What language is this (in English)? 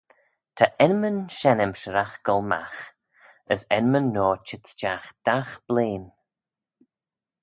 Manx